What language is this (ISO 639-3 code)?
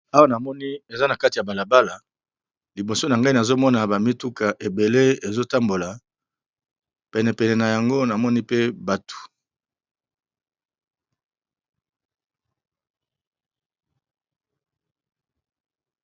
lin